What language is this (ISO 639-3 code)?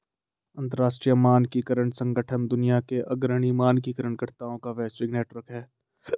hin